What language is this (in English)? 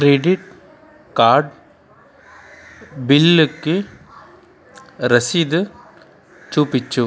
Telugu